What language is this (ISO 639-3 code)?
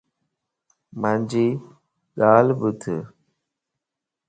lss